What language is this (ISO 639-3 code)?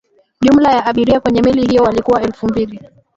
swa